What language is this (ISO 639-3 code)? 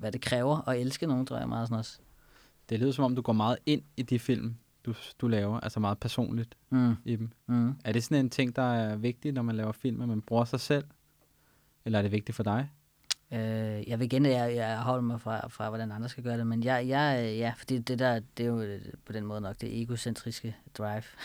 dan